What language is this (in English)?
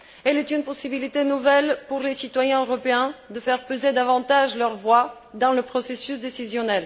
French